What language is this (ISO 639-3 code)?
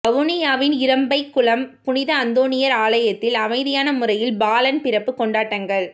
tam